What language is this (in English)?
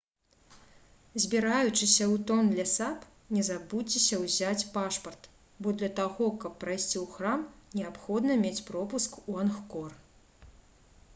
Belarusian